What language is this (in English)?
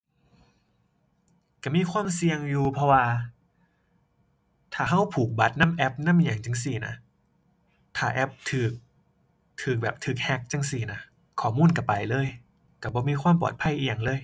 Thai